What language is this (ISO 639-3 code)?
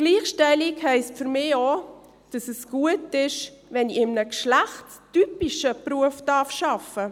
gsw